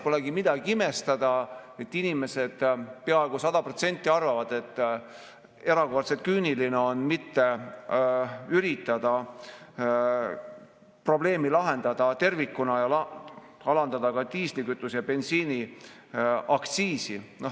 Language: Estonian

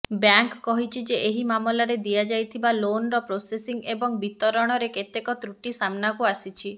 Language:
Odia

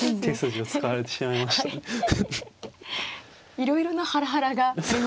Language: Japanese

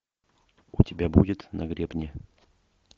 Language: Russian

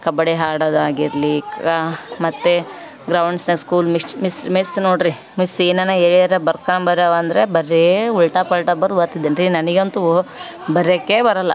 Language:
Kannada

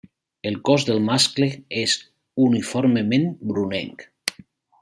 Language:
Catalan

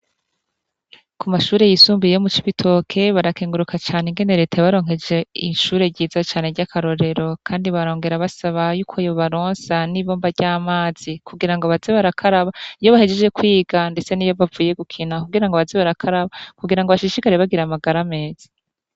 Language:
Rundi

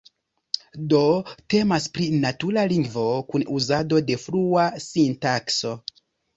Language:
Esperanto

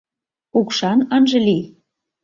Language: Mari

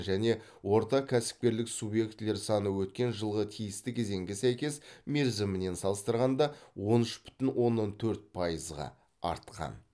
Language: Kazakh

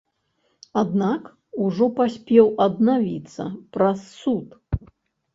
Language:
Belarusian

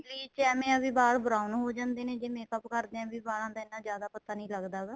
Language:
Punjabi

